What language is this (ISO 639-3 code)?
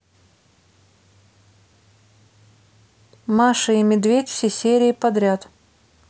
rus